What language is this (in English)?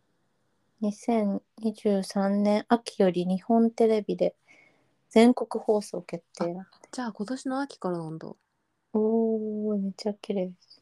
Japanese